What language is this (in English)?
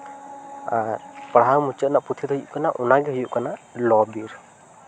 Santali